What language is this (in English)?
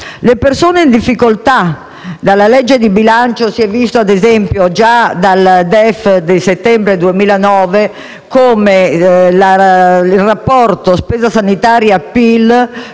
Italian